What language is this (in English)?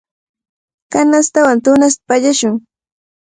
Cajatambo North Lima Quechua